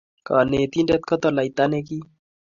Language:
Kalenjin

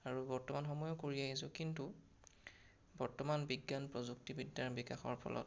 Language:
Assamese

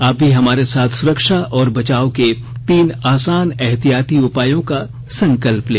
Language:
Hindi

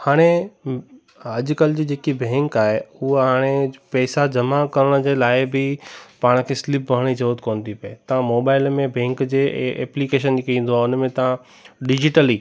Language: Sindhi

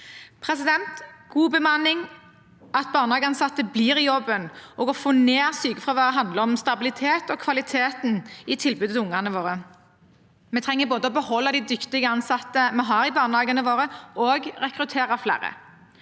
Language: Norwegian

